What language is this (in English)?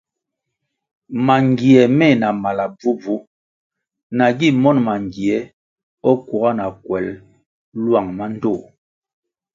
Kwasio